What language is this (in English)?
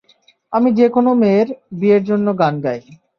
Bangla